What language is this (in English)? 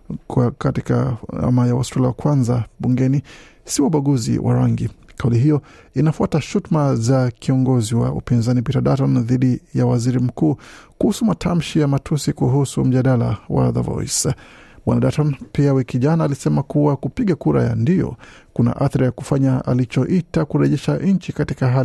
Swahili